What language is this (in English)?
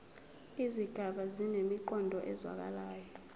Zulu